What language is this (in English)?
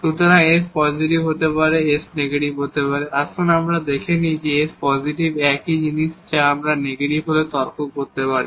Bangla